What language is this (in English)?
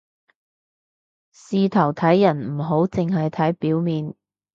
Cantonese